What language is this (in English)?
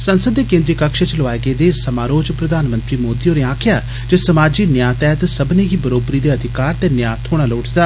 Dogri